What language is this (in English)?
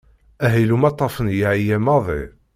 Kabyle